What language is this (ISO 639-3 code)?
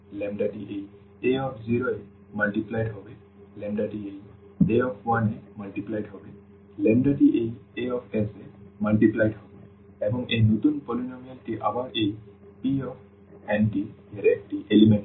ben